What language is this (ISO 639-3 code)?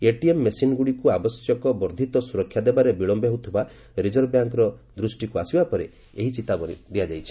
ori